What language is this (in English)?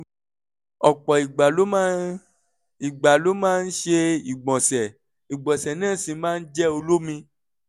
Yoruba